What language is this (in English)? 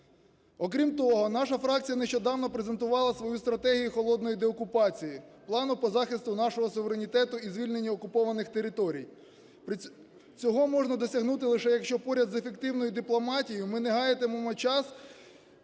Ukrainian